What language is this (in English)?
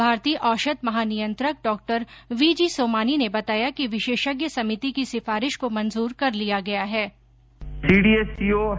Hindi